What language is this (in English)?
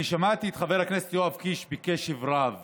Hebrew